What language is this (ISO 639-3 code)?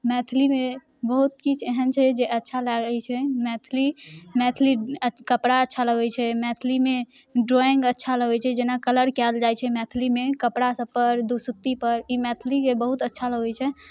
mai